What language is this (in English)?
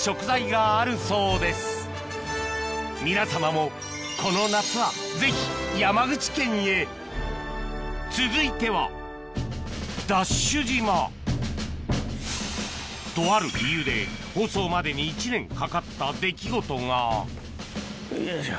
Japanese